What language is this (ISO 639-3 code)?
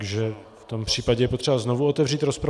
ces